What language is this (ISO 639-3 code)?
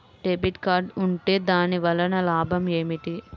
tel